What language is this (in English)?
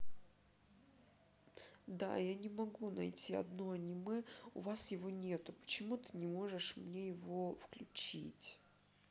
Russian